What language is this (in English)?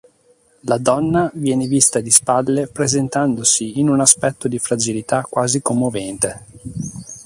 Italian